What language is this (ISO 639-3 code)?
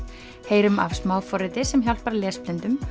isl